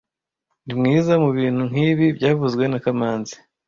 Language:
Kinyarwanda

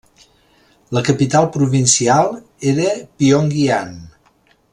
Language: Catalan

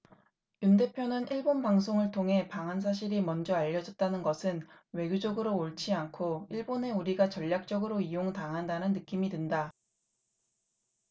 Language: Korean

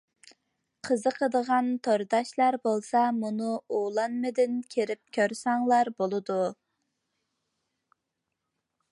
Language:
Uyghur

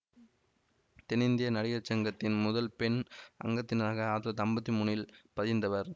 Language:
Tamil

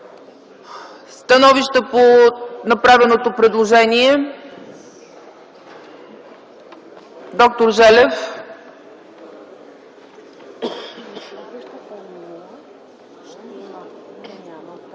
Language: Bulgarian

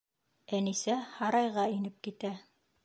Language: Bashkir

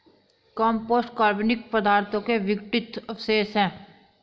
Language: Hindi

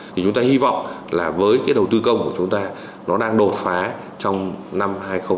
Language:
Vietnamese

